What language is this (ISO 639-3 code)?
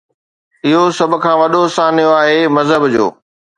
snd